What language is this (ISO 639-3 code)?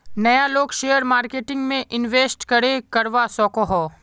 mag